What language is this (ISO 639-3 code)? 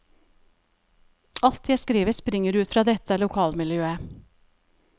nor